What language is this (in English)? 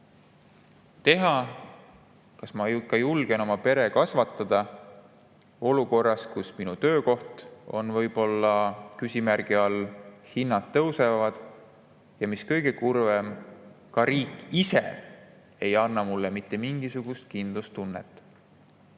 Estonian